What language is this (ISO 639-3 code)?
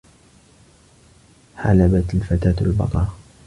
ara